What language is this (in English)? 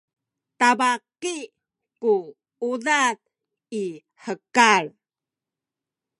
Sakizaya